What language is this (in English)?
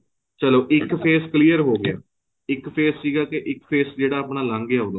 Punjabi